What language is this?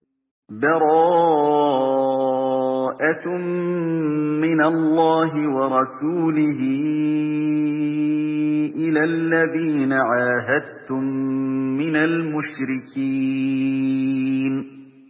Arabic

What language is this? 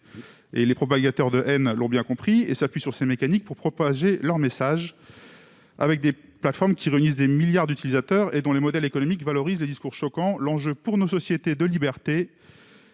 French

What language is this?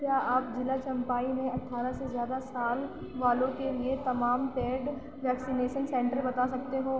Urdu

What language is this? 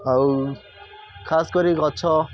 Odia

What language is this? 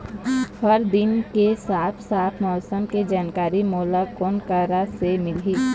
Chhattisgarhi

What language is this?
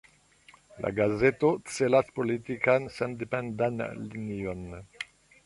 Esperanto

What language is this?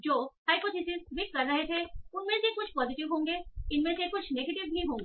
Hindi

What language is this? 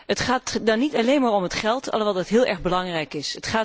Dutch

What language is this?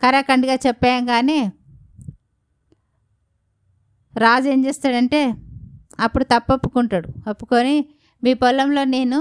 Telugu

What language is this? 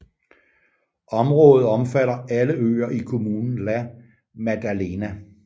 Danish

